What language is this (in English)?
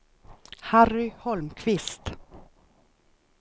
Swedish